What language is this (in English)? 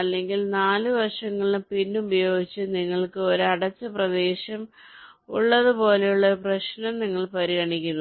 Malayalam